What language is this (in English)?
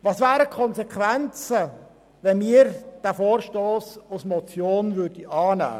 Swiss German